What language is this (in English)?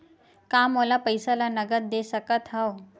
Chhattisgarhi